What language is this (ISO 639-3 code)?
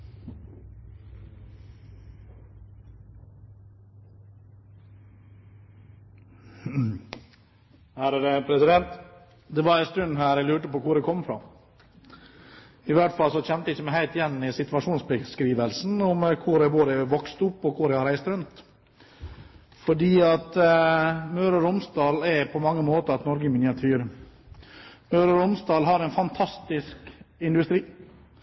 nob